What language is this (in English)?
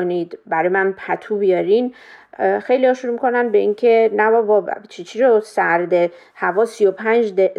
Persian